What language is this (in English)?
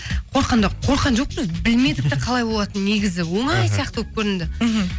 Kazakh